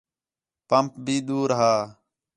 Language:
Khetrani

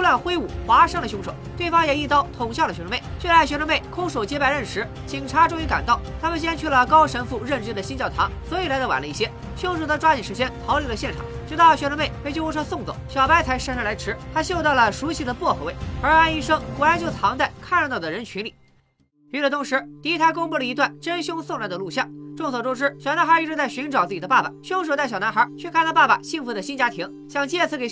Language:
Chinese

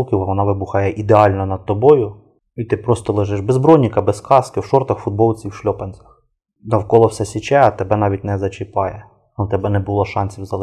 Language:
Ukrainian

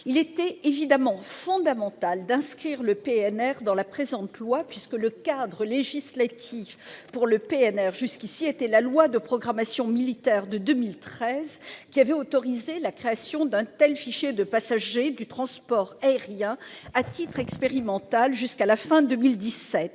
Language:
French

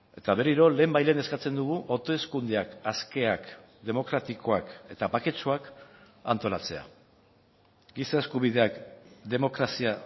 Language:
Basque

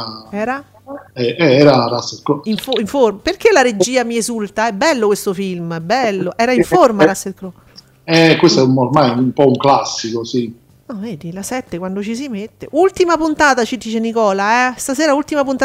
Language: Italian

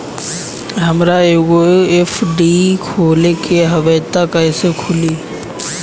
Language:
Bhojpuri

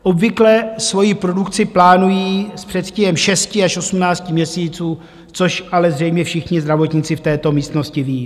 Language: Czech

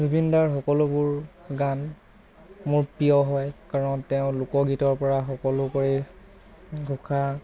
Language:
Assamese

